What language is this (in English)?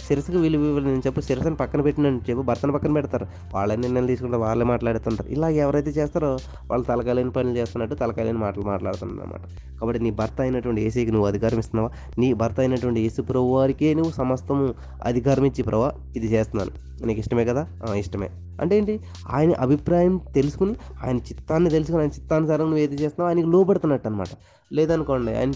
Telugu